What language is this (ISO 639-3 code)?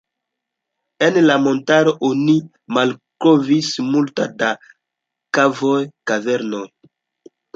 epo